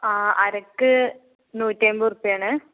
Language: Malayalam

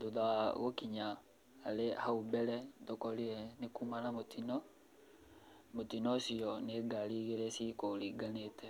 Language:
Kikuyu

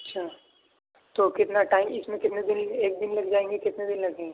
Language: Urdu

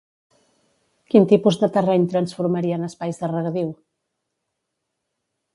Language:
Catalan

